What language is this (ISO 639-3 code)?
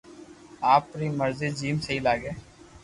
lrk